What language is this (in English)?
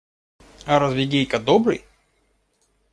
Russian